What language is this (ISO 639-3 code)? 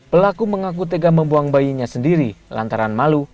ind